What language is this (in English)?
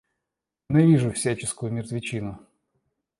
Russian